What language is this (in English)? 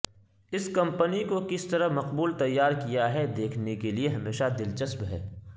Urdu